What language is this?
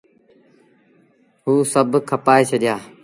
Sindhi Bhil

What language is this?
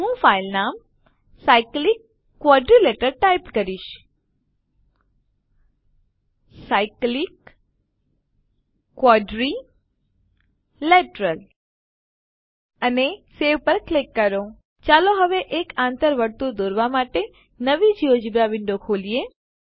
Gujarati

